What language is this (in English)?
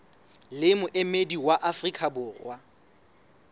Southern Sotho